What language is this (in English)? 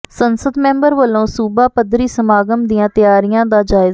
Punjabi